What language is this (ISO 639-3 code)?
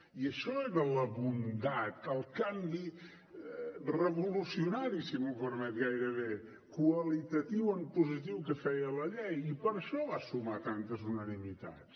cat